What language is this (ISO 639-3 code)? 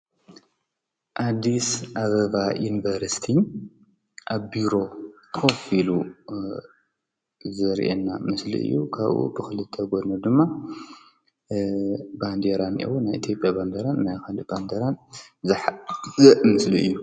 tir